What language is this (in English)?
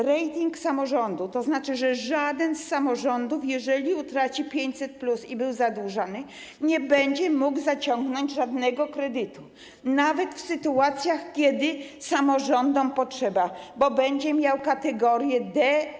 Polish